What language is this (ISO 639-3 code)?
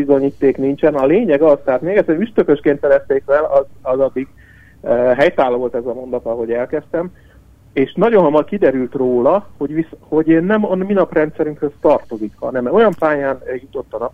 hun